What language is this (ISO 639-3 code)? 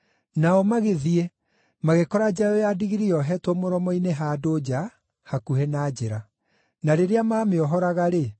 kik